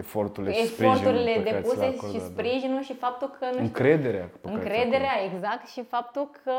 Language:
Romanian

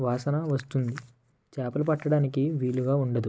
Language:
Telugu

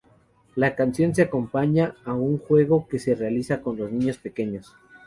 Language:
Spanish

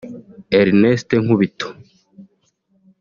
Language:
Kinyarwanda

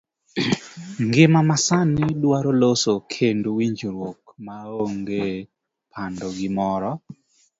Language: Luo (Kenya and Tanzania)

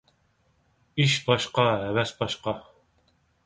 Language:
Uyghur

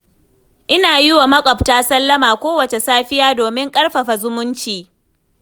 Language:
Hausa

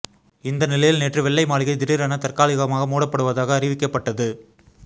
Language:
Tamil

